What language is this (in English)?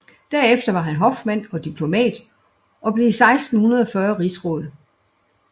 Danish